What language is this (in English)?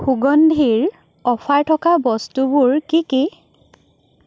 Assamese